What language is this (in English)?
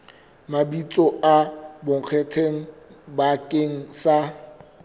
Southern Sotho